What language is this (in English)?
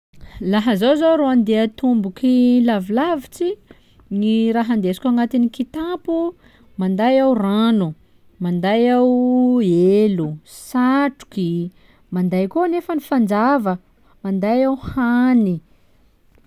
Sakalava Malagasy